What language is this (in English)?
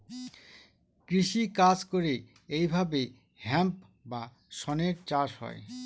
Bangla